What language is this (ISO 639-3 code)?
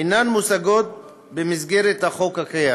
heb